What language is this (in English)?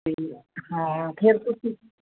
Punjabi